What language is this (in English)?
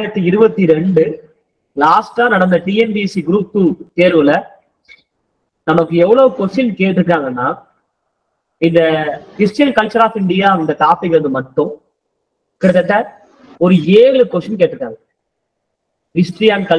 Tamil